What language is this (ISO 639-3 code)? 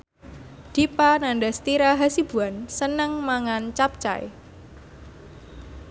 jav